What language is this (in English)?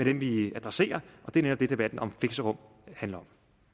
Danish